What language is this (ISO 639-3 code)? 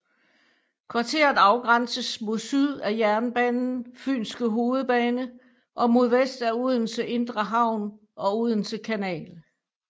dan